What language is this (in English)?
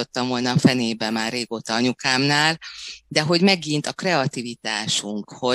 Hungarian